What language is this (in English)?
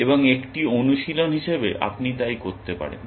Bangla